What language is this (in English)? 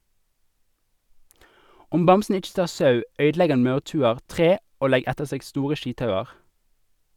Norwegian